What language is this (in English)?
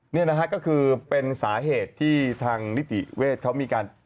Thai